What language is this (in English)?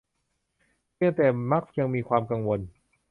Thai